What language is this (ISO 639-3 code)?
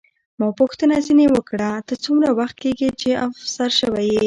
pus